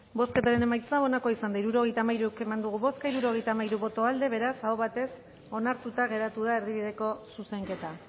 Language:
Basque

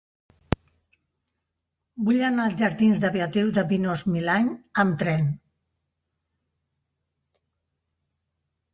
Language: Catalan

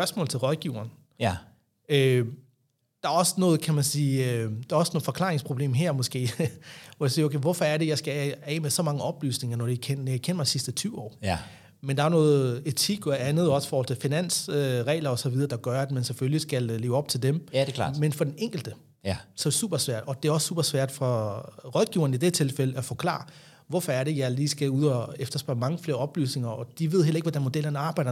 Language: Danish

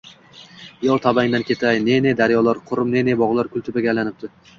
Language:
Uzbek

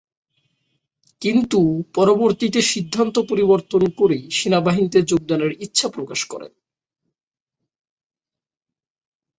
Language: Bangla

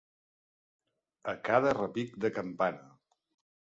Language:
Catalan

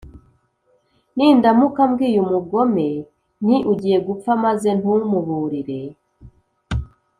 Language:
Kinyarwanda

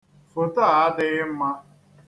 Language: Igbo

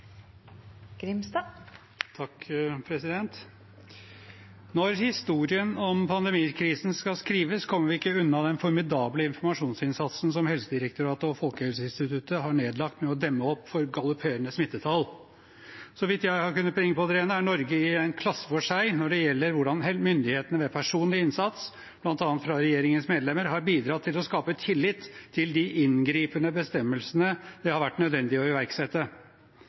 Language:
Norwegian Bokmål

